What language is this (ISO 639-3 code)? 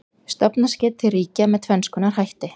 isl